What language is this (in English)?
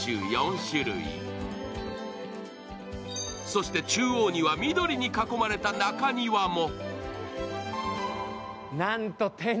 Japanese